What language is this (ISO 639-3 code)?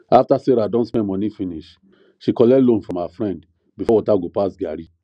pcm